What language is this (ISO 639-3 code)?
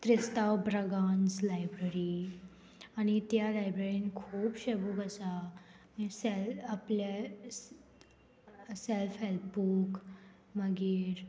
kok